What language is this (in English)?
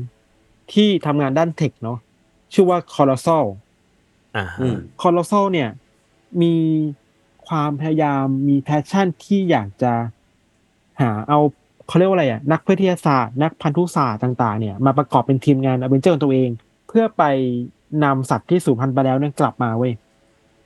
Thai